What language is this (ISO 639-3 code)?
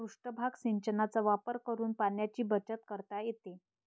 mar